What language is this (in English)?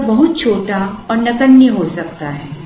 Hindi